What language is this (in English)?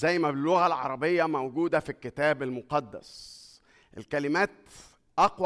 Arabic